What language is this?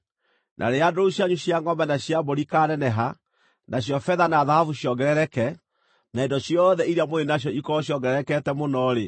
Kikuyu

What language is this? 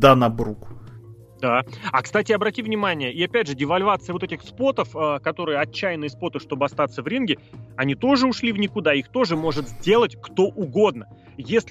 Russian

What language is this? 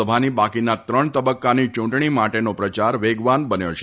Gujarati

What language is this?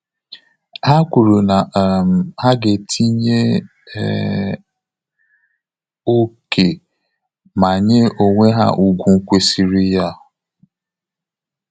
Igbo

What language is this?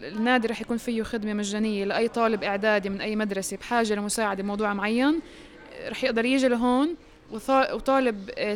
Arabic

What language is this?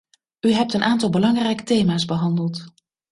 Dutch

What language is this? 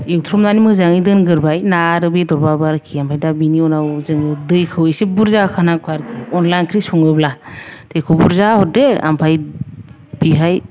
Bodo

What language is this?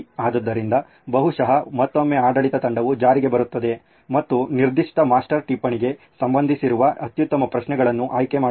Kannada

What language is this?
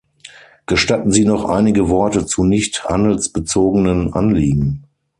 German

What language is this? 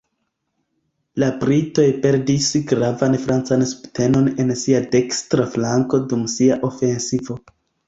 Esperanto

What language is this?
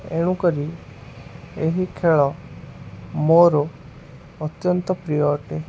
Odia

